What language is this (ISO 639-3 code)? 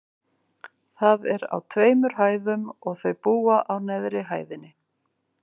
isl